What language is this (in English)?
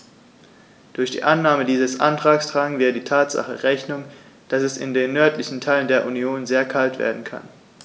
German